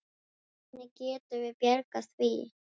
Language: Icelandic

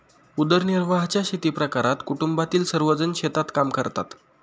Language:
Marathi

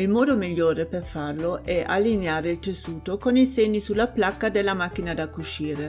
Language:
Italian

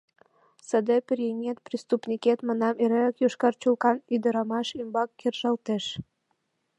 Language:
Mari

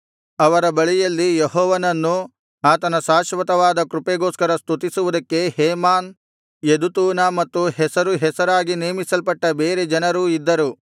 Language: Kannada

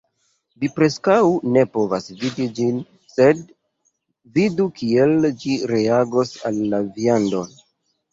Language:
Esperanto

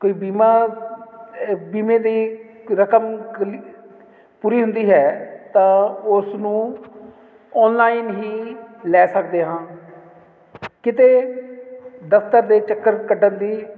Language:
Punjabi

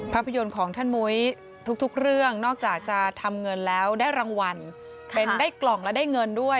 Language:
Thai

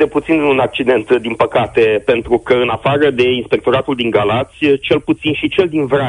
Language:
Romanian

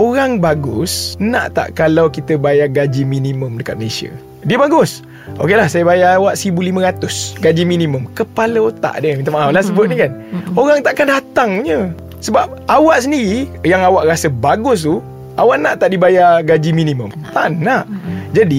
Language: Malay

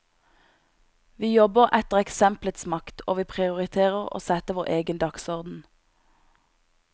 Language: Norwegian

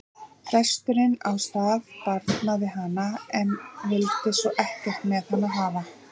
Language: Icelandic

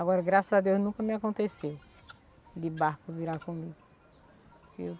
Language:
Portuguese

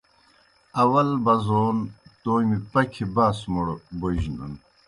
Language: Kohistani Shina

